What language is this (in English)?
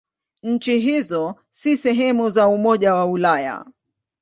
Swahili